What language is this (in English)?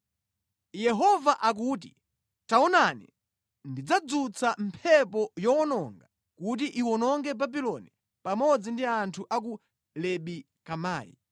Nyanja